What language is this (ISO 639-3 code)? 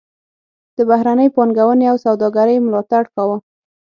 pus